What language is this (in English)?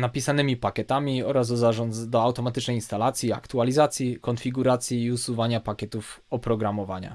Polish